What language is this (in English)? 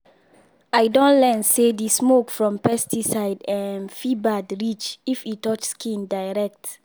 Nigerian Pidgin